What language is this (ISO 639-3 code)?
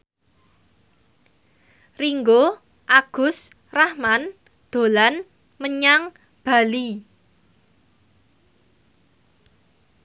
jav